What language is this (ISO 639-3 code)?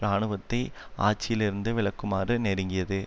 tam